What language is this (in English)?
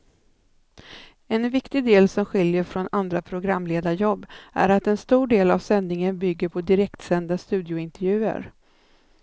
Swedish